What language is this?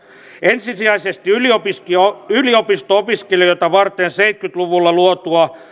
Finnish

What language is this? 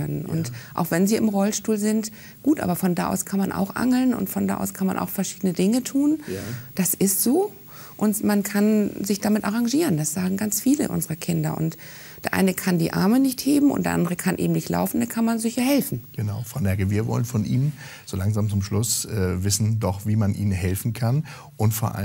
German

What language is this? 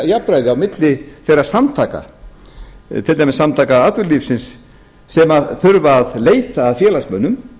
Icelandic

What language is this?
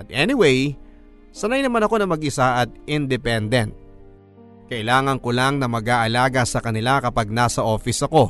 Filipino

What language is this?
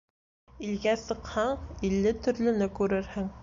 Bashkir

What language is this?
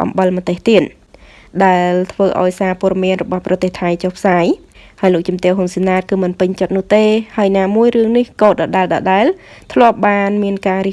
Vietnamese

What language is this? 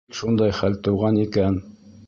Bashkir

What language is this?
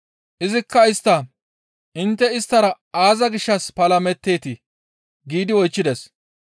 Gamo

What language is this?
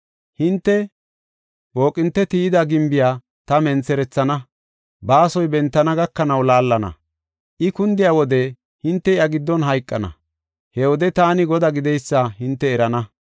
Gofa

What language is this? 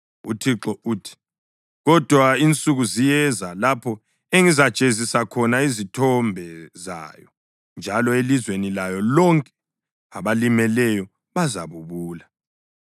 North Ndebele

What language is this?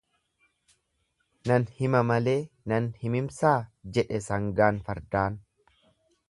Oromo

